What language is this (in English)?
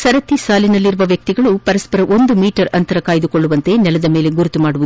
Kannada